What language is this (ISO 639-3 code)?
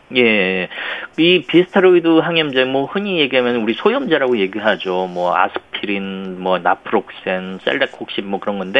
kor